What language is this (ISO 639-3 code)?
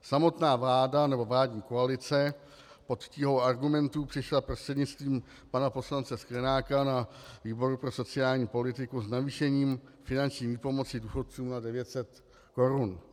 ces